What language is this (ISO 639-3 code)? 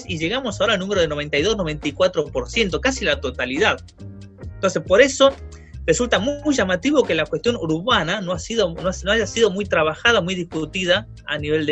spa